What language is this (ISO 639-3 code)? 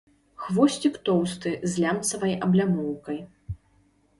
bel